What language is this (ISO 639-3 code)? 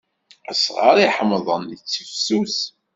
kab